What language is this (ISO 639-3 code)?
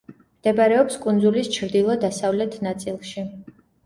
kat